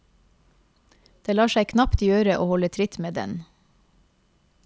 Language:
Norwegian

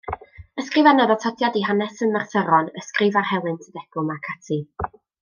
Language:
Welsh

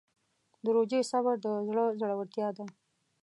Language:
Pashto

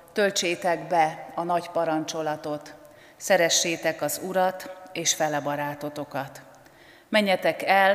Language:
Hungarian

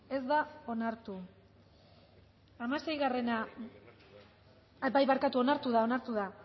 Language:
Basque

